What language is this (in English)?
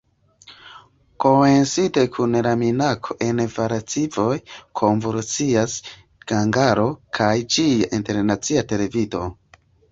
Esperanto